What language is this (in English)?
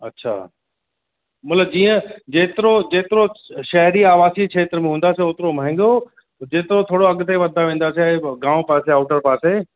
Sindhi